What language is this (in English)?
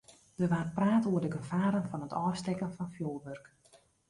Western Frisian